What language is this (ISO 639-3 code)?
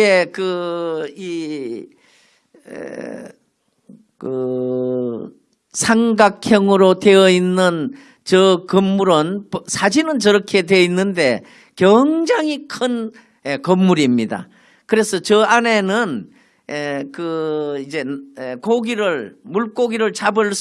kor